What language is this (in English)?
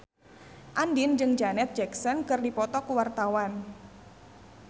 Sundanese